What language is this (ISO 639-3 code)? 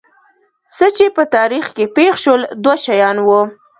pus